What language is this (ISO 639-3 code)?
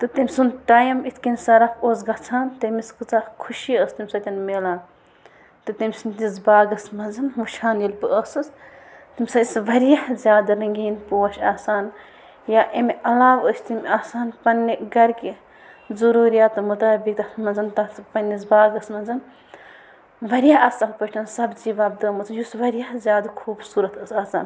kas